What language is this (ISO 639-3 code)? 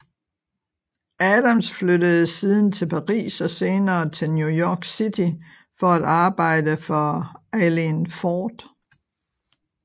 dan